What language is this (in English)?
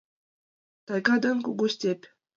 Mari